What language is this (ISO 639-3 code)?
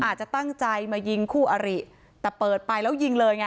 tha